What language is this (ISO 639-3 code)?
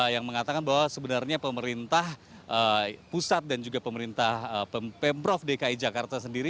ind